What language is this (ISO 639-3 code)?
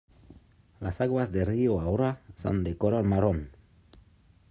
spa